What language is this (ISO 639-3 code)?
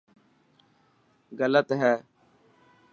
mki